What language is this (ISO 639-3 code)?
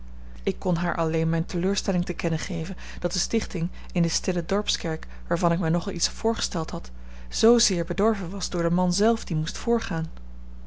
nld